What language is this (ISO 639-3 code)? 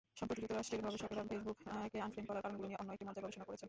ben